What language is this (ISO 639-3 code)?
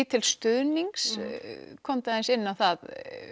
isl